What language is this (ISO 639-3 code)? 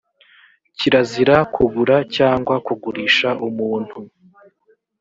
kin